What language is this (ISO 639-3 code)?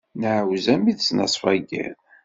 kab